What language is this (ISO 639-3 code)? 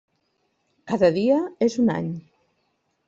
cat